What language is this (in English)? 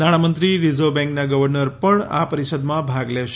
Gujarati